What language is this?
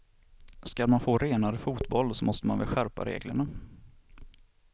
Swedish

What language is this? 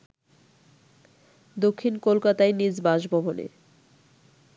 Bangla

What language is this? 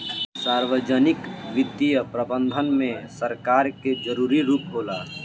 Bhojpuri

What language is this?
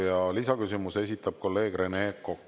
Estonian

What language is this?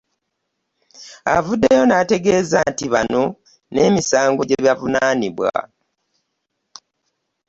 Ganda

